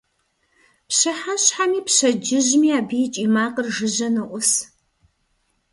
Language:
Kabardian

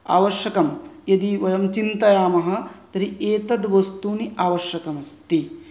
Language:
Sanskrit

